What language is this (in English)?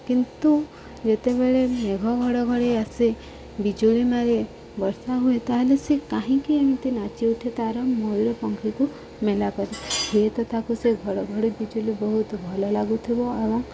Odia